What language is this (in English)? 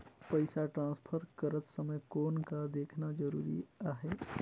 Chhattisgarhi